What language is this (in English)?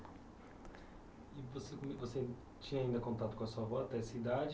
Portuguese